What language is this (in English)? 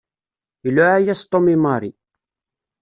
Kabyle